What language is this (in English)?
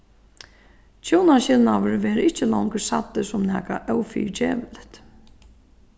Faroese